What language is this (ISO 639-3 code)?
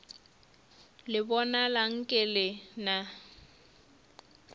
nso